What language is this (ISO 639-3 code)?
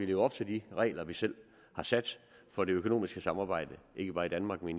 dan